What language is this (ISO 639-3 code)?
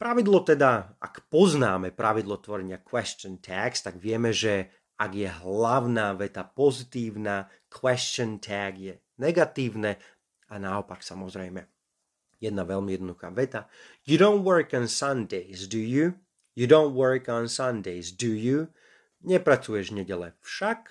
slk